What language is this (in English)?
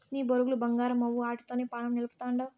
Telugu